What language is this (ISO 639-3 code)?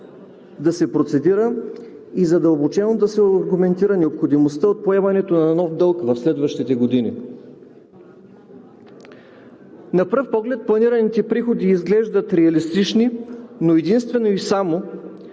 bul